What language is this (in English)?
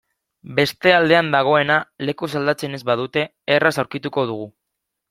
Basque